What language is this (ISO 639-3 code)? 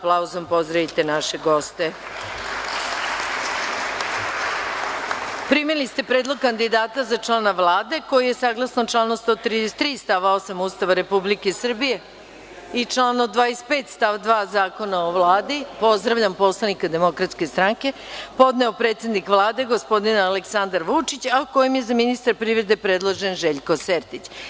srp